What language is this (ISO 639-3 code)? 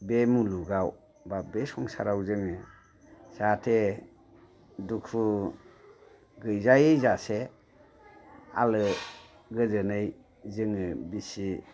brx